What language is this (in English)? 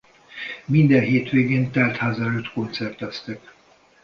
Hungarian